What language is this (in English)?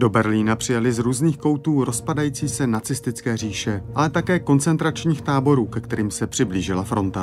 Czech